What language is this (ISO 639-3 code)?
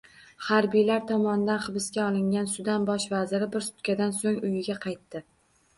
uzb